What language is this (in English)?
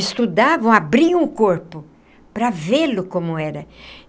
Portuguese